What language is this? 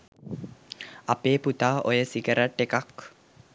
Sinhala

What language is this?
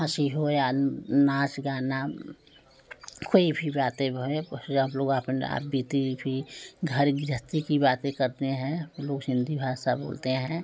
Hindi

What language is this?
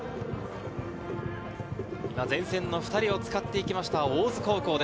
Japanese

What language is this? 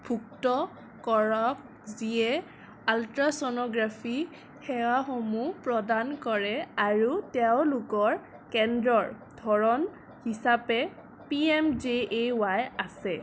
Assamese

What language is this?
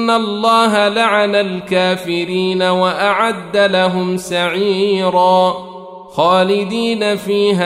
Arabic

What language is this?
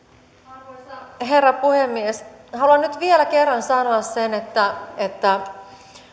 Finnish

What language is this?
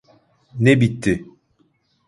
Turkish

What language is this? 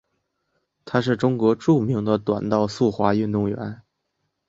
Chinese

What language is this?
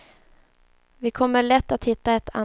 Swedish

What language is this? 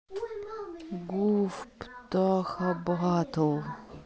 Russian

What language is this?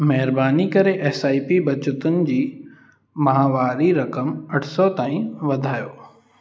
Sindhi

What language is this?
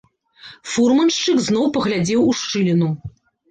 Belarusian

